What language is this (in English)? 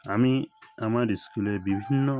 Bangla